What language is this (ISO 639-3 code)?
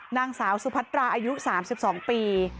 tha